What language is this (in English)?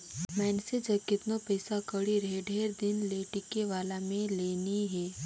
Chhattisgarhi